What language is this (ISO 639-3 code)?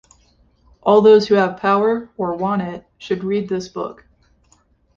eng